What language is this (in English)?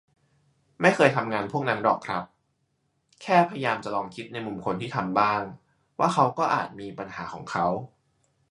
Thai